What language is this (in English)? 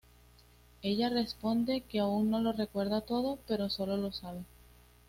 Spanish